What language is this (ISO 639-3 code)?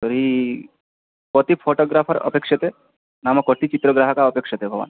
san